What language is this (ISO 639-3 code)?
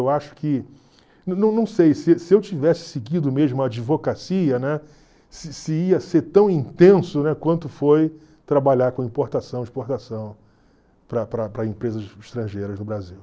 por